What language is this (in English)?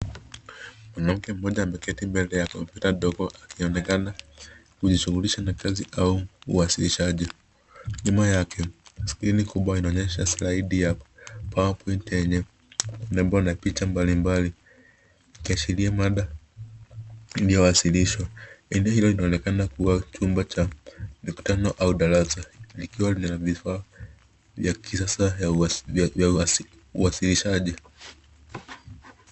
Swahili